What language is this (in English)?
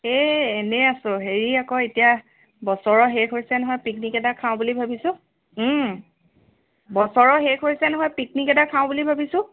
Assamese